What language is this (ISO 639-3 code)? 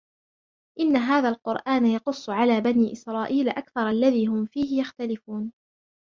ara